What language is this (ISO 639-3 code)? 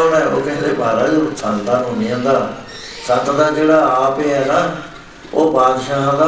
pan